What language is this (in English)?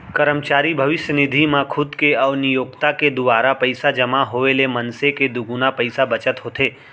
Chhattisgarhi